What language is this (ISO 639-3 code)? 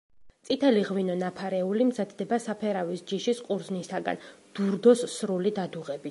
kat